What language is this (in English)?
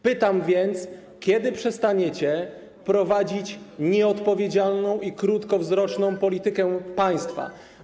Polish